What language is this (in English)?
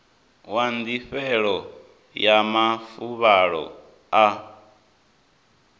Venda